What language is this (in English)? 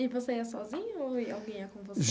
Portuguese